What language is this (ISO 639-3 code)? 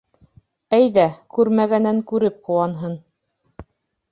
bak